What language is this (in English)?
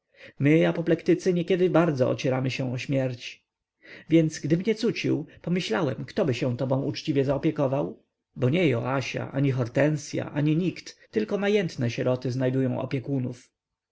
Polish